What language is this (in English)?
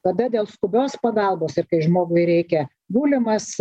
Lithuanian